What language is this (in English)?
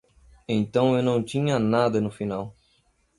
Portuguese